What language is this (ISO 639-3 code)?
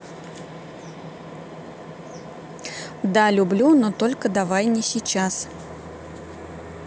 rus